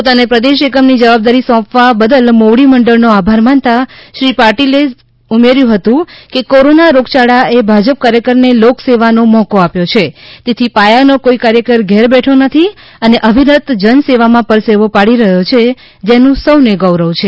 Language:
Gujarati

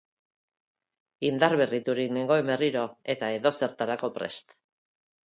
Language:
Basque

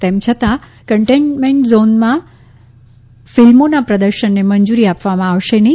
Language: Gujarati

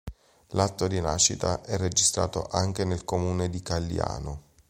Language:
Italian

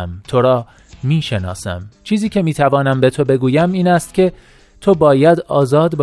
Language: Persian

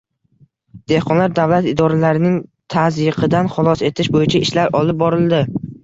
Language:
Uzbek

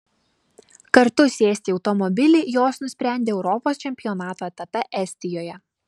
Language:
Lithuanian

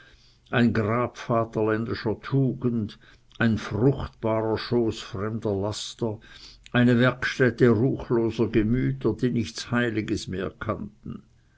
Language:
German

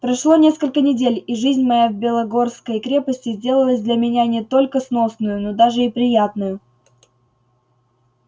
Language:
Russian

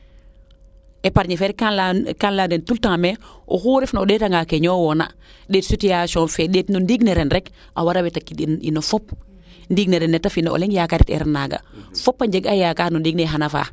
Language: Serer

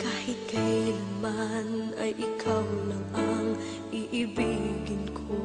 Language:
Indonesian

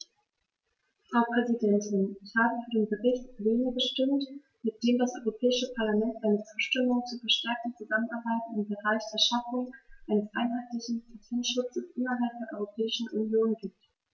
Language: German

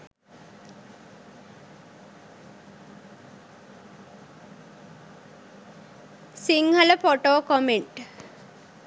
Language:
Sinhala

